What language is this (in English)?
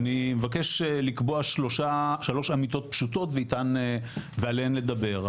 Hebrew